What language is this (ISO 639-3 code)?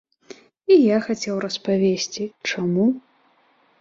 bel